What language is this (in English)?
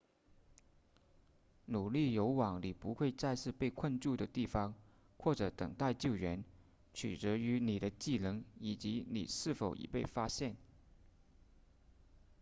Chinese